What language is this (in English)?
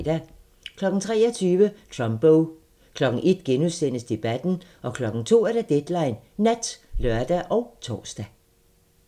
Danish